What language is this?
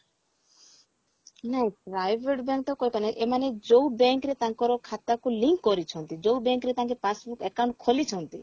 Odia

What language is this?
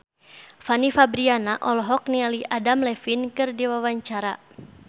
Sundanese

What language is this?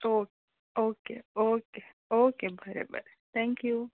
Konkani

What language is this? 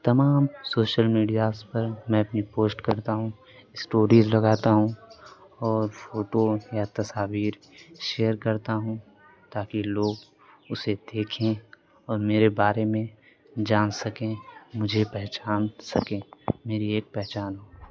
Urdu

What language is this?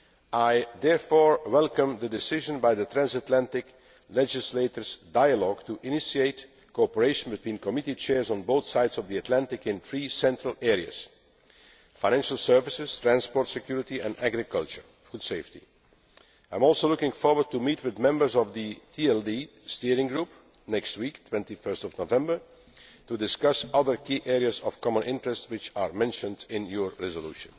English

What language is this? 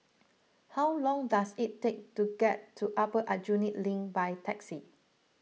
English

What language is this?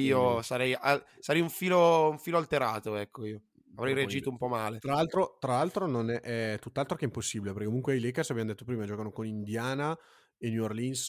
Italian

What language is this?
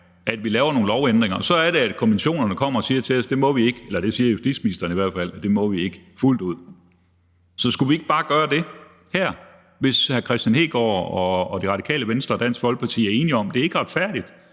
Danish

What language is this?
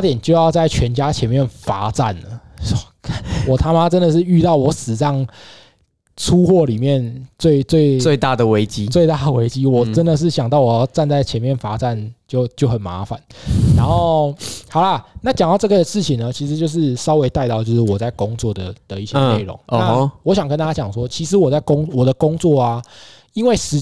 Chinese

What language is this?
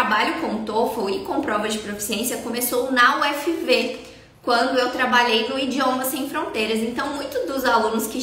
Portuguese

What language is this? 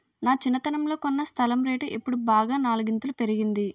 Telugu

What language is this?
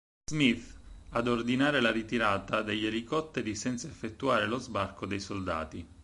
Italian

